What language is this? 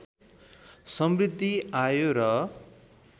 Nepali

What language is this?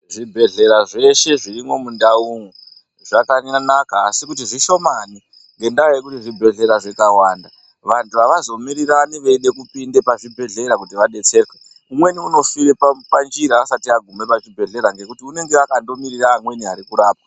Ndau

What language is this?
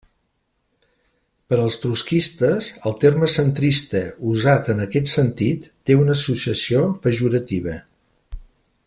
Catalan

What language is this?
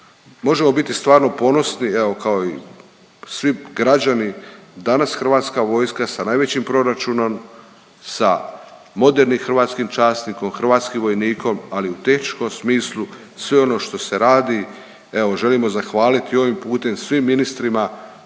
Croatian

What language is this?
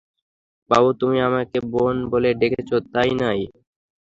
Bangla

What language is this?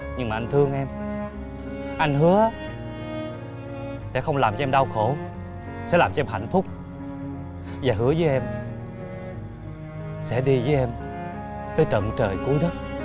Vietnamese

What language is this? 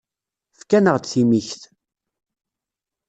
Kabyle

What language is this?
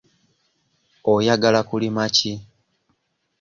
Ganda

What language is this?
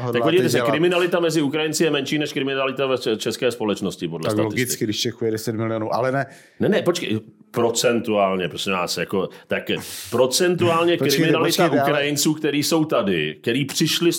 Czech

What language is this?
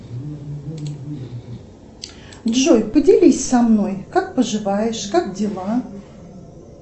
Russian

